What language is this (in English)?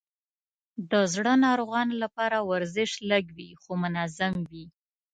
Pashto